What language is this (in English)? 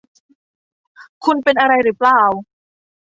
Thai